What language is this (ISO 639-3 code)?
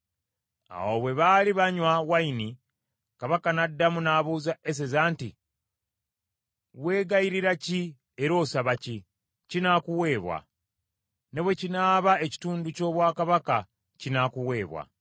lug